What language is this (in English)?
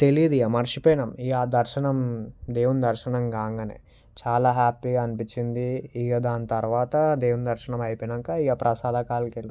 Telugu